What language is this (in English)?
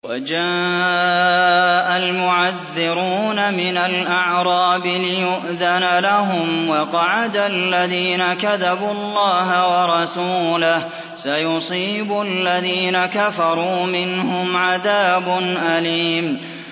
Arabic